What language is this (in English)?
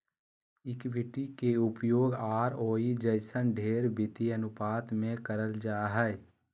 Magahi